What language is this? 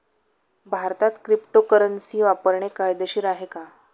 Marathi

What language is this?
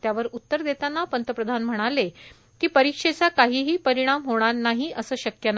Marathi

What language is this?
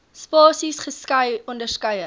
Afrikaans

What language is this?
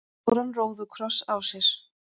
Icelandic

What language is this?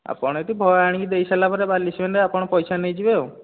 Odia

